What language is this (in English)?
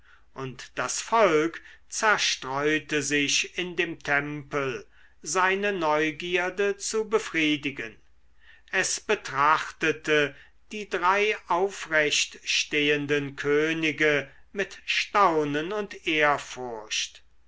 German